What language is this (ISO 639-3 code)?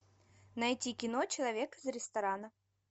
rus